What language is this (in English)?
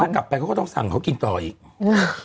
Thai